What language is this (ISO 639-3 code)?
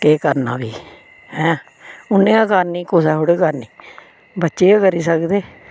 doi